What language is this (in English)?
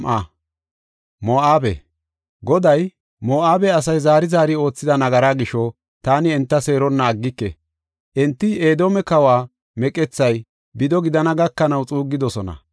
Gofa